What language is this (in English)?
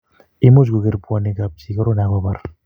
Kalenjin